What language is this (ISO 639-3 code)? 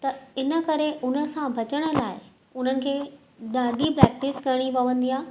snd